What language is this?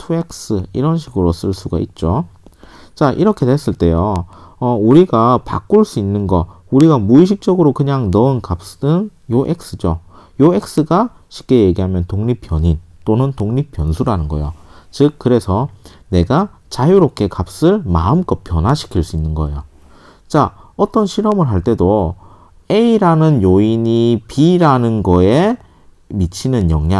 Korean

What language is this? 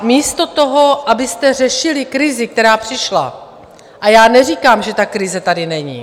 Czech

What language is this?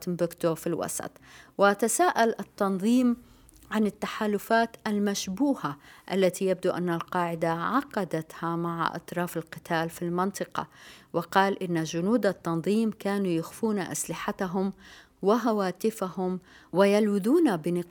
Arabic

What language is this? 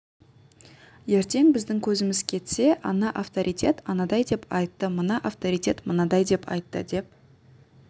Kazakh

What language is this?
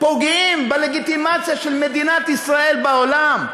Hebrew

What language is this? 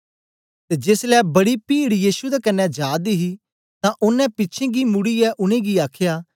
Dogri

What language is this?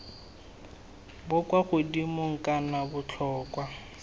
Tswana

